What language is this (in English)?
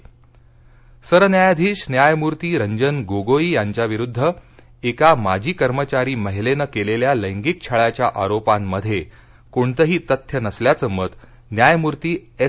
Marathi